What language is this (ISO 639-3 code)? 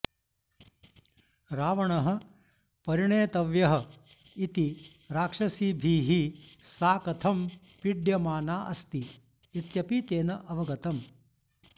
san